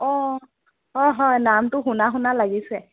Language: Assamese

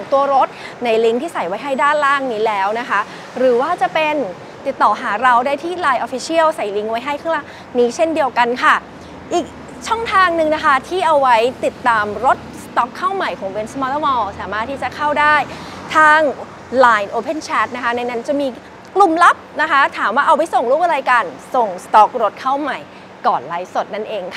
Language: Thai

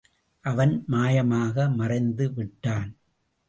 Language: Tamil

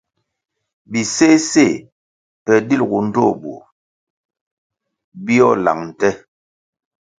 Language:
Kwasio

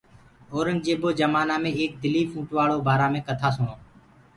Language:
Gurgula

